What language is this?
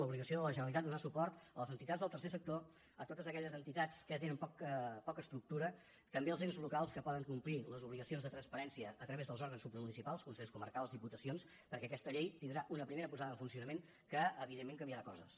Catalan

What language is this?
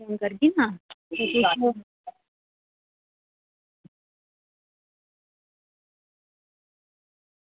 Dogri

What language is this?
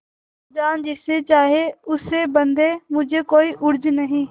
Hindi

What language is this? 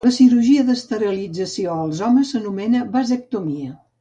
Catalan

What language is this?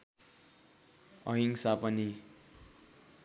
Nepali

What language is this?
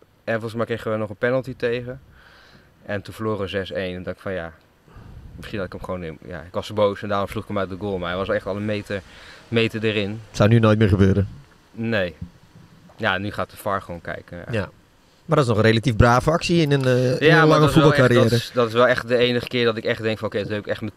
Dutch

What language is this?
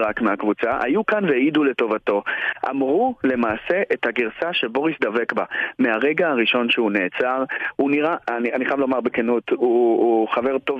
Hebrew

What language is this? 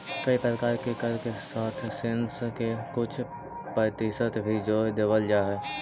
Magahi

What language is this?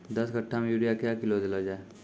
Maithili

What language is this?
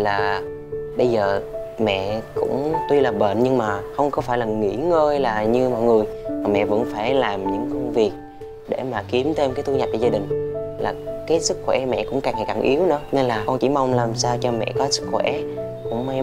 Vietnamese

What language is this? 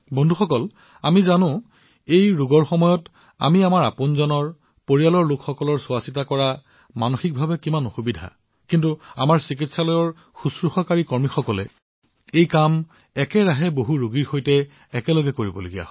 Assamese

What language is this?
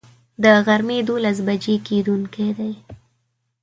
Pashto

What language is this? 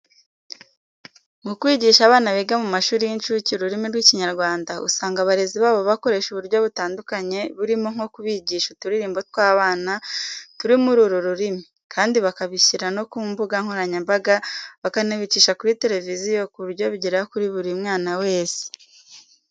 Kinyarwanda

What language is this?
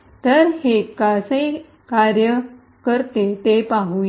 Marathi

